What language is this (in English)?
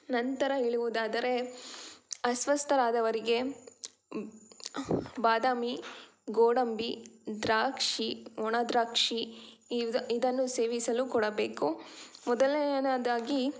Kannada